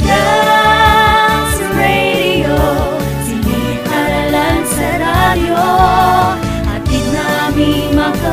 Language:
Filipino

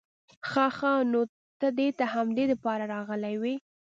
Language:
Pashto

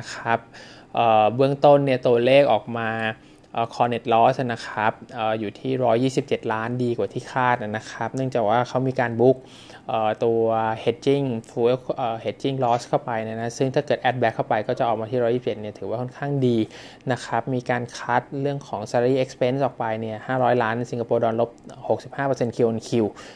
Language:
Thai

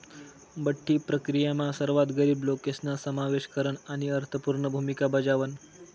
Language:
Marathi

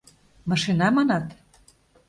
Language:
Mari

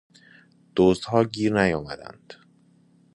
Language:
Persian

